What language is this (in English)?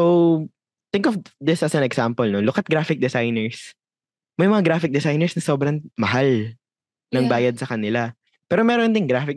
Filipino